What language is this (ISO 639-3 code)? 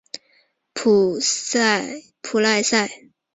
zho